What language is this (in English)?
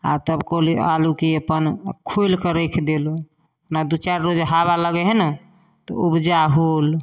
Maithili